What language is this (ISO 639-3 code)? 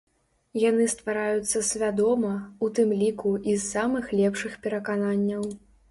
bel